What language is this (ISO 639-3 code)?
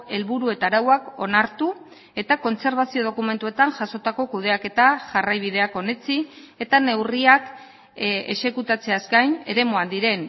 eus